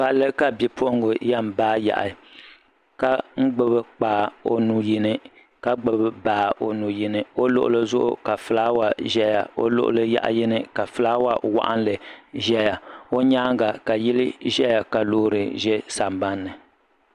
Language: Dagbani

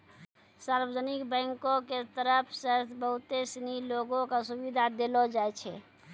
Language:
Maithili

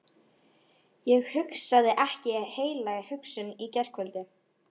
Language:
Icelandic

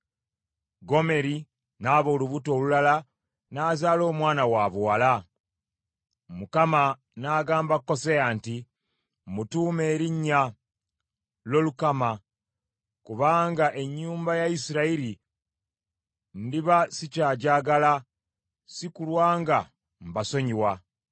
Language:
Ganda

